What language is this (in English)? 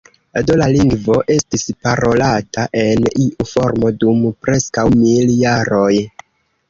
Esperanto